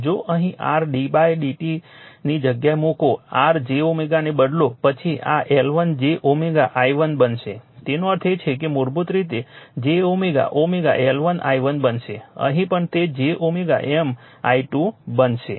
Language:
Gujarati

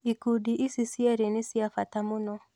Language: Kikuyu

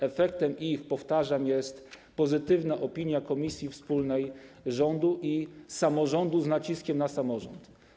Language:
Polish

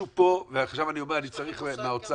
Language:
Hebrew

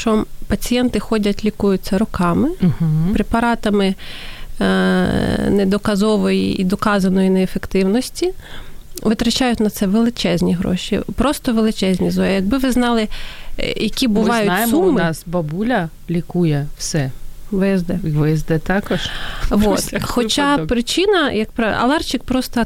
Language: Ukrainian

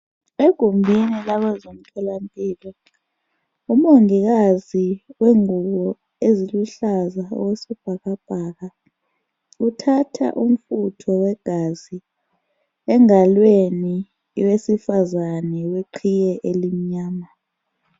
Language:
North Ndebele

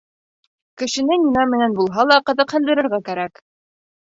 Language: Bashkir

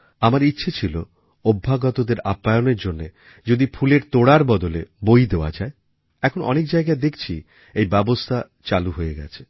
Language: Bangla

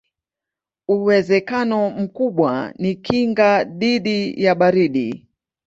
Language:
Swahili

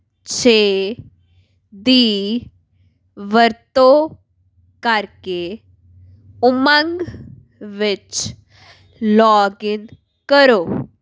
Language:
Punjabi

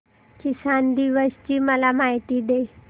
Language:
Marathi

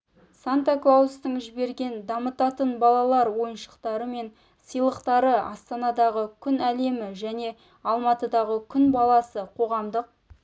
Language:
Kazakh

